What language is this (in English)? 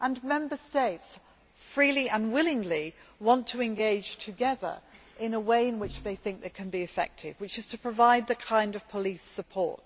English